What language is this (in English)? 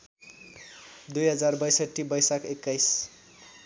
Nepali